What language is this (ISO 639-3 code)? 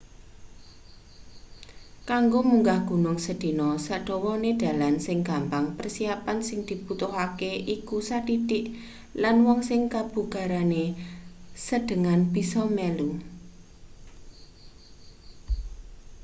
jav